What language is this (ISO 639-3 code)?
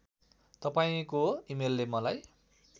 nep